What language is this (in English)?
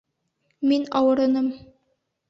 Bashkir